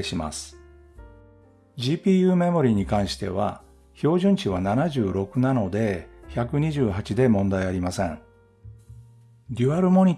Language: Japanese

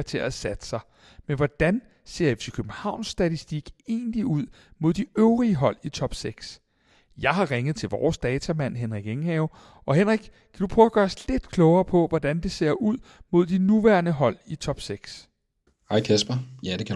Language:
Danish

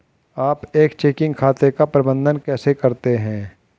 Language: Hindi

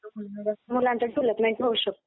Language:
Marathi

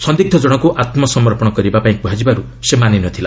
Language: Odia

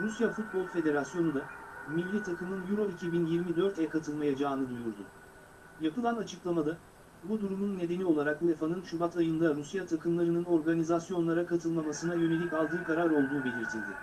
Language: Turkish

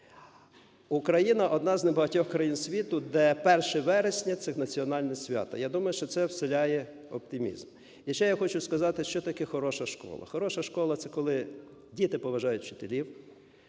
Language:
Ukrainian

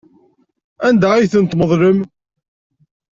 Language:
Kabyle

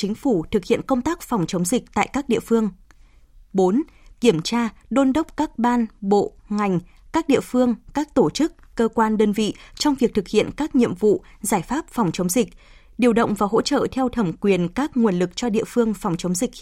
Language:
Vietnamese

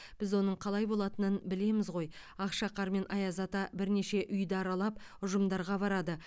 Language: Kazakh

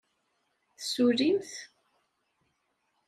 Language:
Kabyle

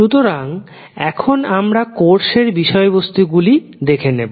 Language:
Bangla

